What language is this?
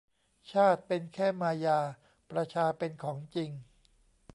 Thai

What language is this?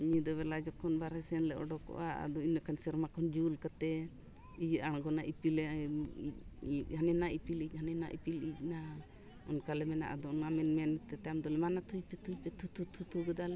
Santali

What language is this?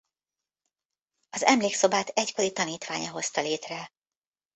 Hungarian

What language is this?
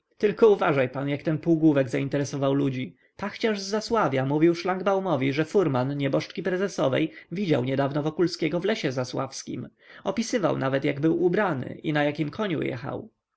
Polish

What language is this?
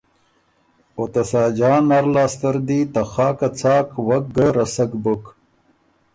Ormuri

